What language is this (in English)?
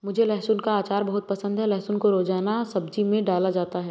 Hindi